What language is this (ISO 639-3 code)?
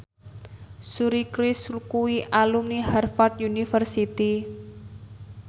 jav